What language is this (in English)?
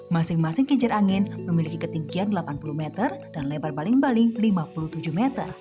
Indonesian